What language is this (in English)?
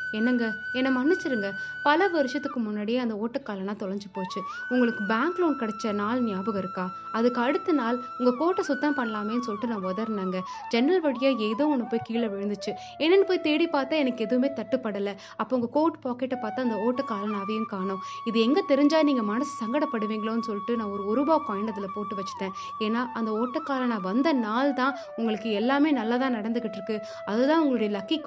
Tamil